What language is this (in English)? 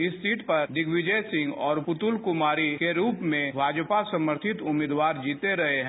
Hindi